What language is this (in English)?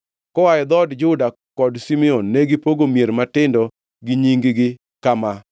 Luo (Kenya and Tanzania)